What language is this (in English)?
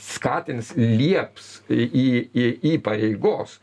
Lithuanian